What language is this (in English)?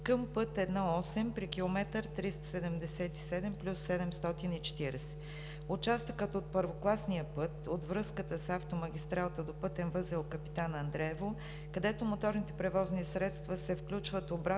Bulgarian